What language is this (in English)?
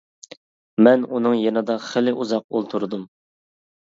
Uyghur